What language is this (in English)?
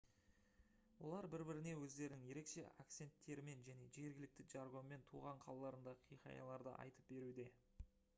Kazakh